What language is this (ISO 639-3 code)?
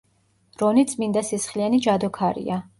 kat